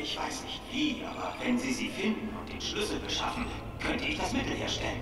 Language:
German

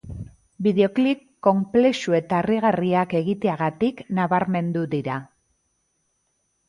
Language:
Basque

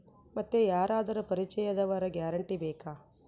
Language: Kannada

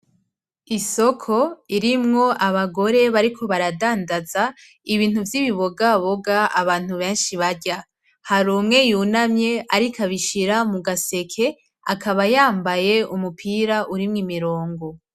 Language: Rundi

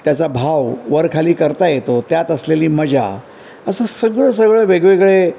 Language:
Marathi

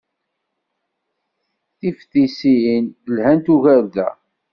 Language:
Kabyle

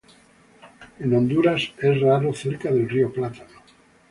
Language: Spanish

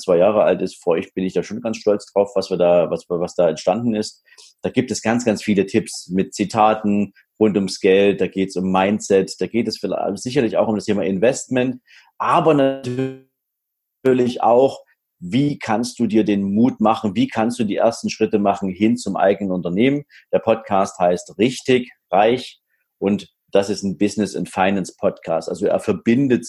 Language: German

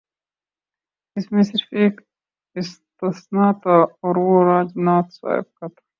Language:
Urdu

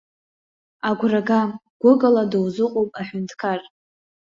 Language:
Abkhazian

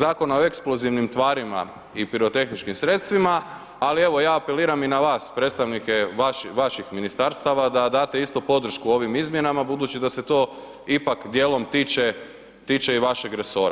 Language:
Croatian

